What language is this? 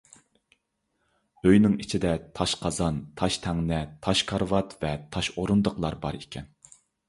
Uyghur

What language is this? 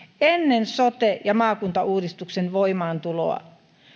Finnish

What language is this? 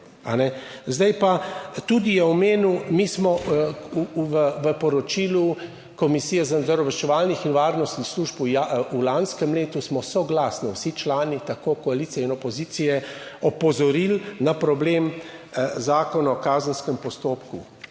Slovenian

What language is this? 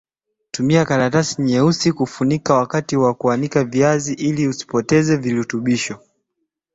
Swahili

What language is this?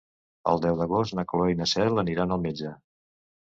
Catalan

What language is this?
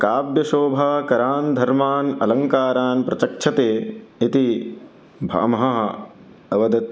Sanskrit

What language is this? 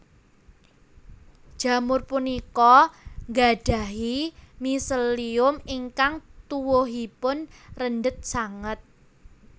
Javanese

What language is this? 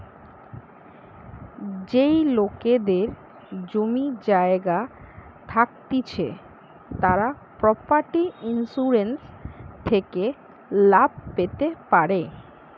Bangla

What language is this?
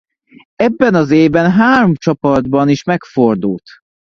Hungarian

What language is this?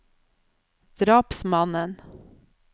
Norwegian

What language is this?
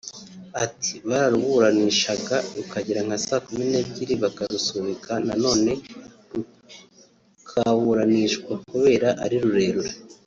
Kinyarwanda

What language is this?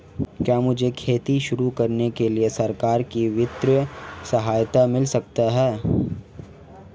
Hindi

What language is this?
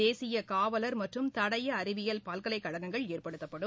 Tamil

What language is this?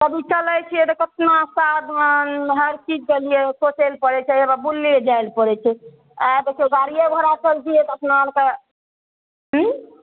Maithili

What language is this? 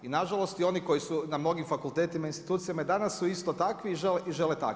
Croatian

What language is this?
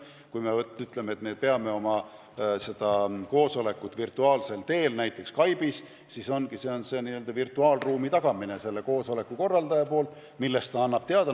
Estonian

